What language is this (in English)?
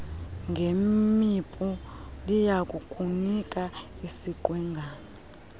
Xhosa